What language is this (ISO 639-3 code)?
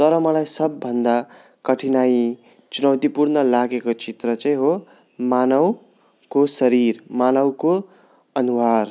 nep